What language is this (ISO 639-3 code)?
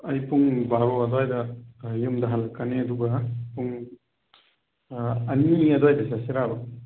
mni